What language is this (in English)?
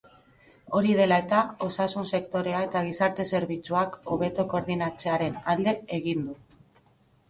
Basque